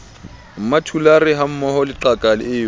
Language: Southern Sotho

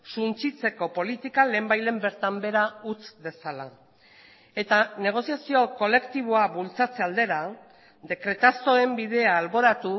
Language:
Basque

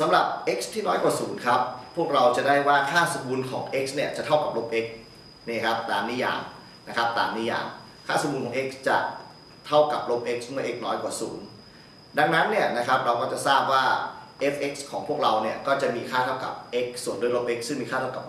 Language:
Thai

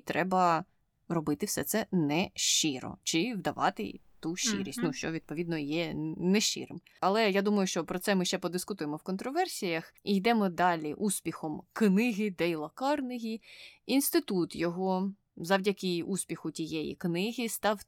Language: Ukrainian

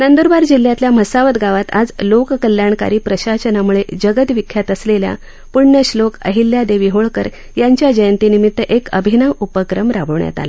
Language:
Marathi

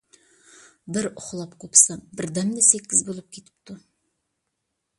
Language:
Uyghur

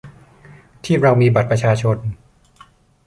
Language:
Thai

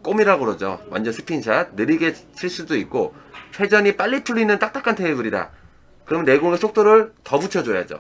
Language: Korean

